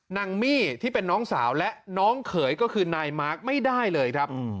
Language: Thai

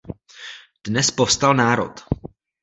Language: Czech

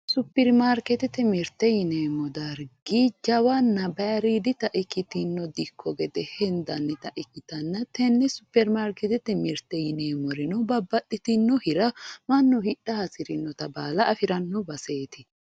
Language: Sidamo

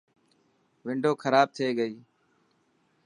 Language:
Dhatki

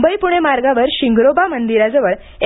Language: Marathi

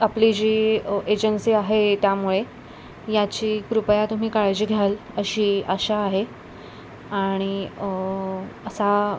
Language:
Marathi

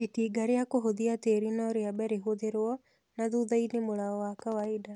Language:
Kikuyu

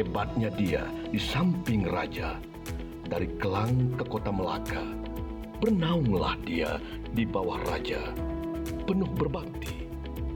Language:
Malay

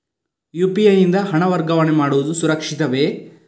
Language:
Kannada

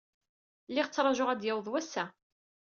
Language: Kabyle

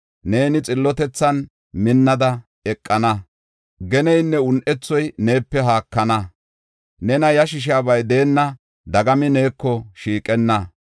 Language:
Gofa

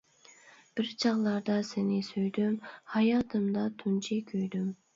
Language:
Uyghur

